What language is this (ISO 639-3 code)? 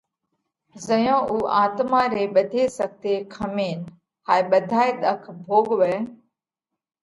kvx